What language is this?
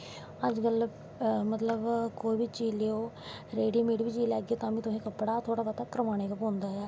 Dogri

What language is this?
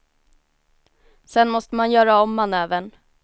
Swedish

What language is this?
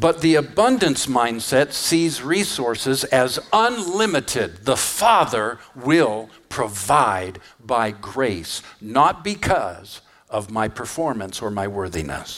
English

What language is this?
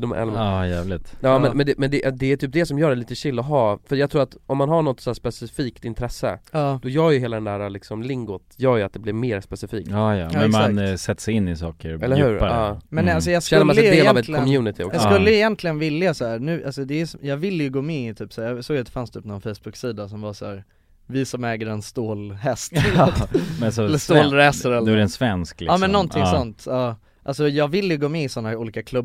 Swedish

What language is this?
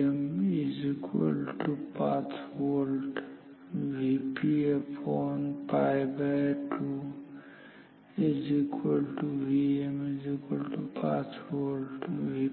Marathi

